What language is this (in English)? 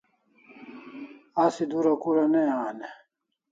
Kalasha